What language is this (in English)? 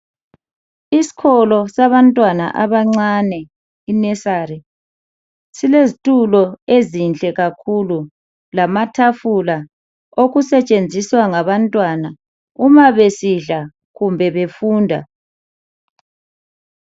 North Ndebele